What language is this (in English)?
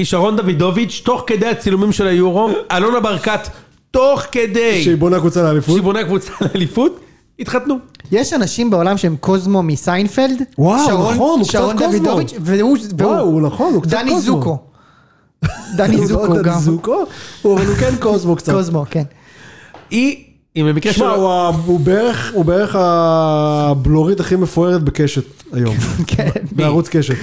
Hebrew